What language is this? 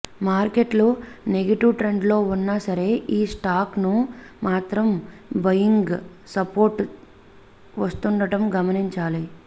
Telugu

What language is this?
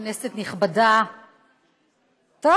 Hebrew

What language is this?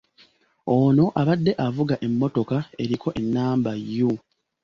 Ganda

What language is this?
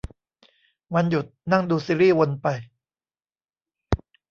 Thai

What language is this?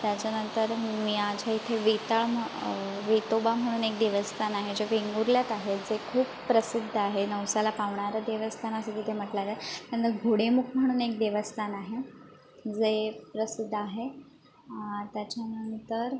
Marathi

